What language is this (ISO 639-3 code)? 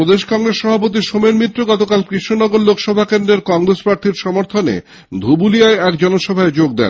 ben